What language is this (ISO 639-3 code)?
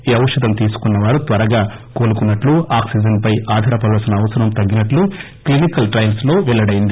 tel